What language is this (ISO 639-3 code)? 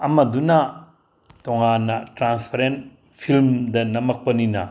mni